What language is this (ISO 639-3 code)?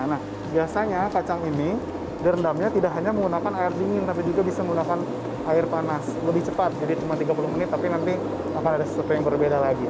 ind